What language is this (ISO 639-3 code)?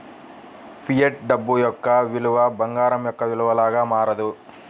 tel